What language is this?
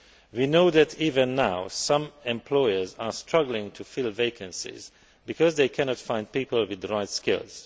English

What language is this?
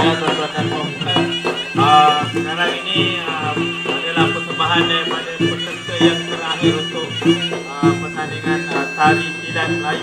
Malay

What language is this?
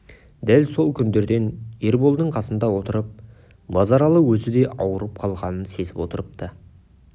Kazakh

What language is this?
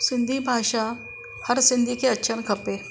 Sindhi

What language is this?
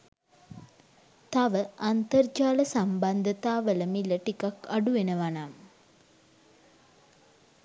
Sinhala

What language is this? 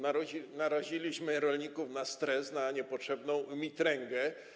Polish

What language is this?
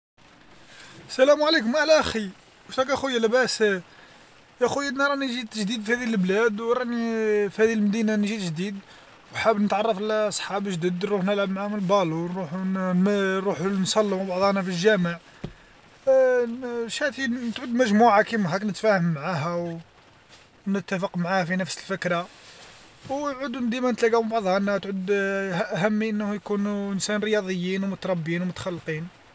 Algerian Arabic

